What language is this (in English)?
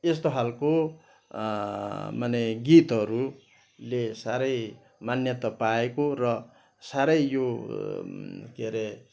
Nepali